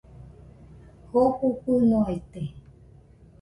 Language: Nüpode Huitoto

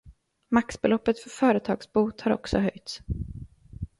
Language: Swedish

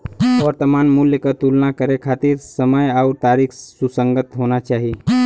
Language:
Bhojpuri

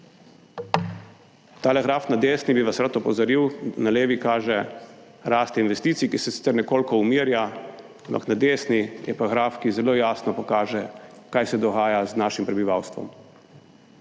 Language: Slovenian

